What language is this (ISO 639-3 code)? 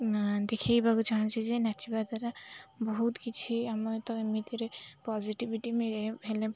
ori